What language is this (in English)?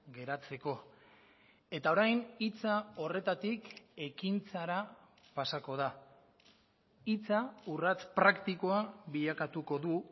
Basque